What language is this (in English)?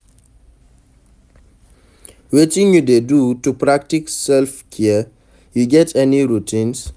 Nigerian Pidgin